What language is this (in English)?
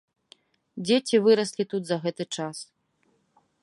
Belarusian